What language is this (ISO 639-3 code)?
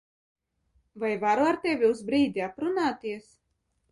lav